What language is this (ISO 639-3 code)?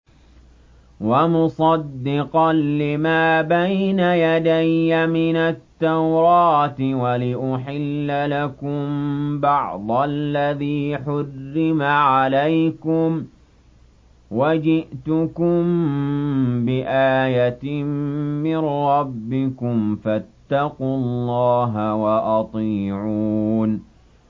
ara